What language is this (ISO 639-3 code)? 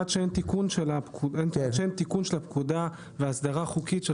heb